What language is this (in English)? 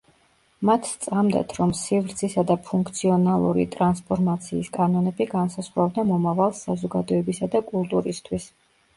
Georgian